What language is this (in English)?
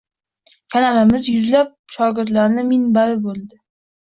Uzbek